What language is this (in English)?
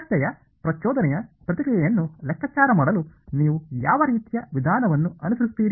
Kannada